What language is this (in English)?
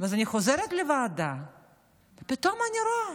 Hebrew